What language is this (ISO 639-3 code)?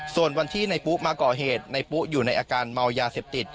tha